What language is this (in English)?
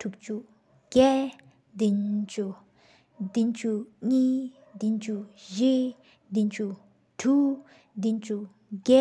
Sikkimese